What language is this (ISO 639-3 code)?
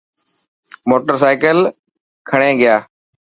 mki